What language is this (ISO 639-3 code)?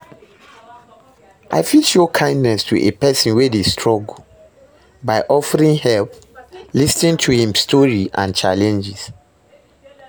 pcm